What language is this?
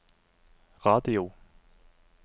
Norwegian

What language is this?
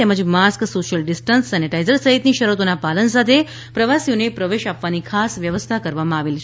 Gujarati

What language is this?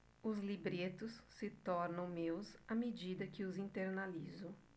Portuguese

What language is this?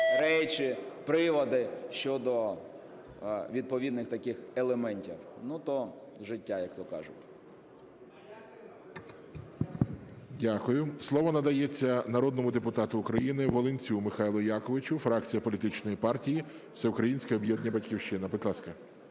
Ukrainian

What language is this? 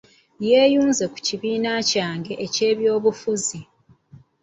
Ganda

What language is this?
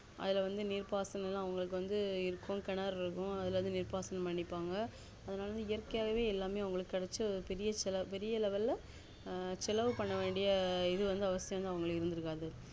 Tamil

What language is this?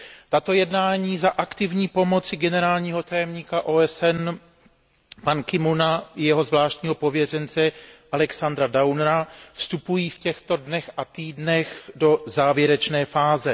Czech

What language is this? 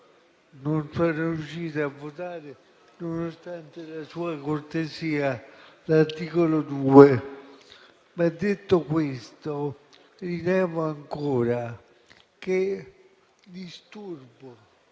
Italian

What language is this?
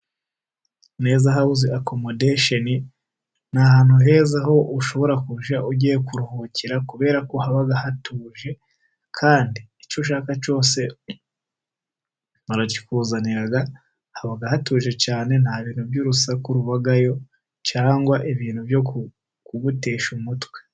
Kinyarwanda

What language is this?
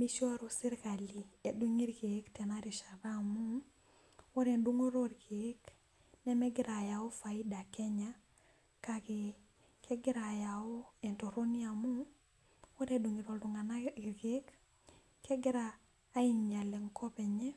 Masai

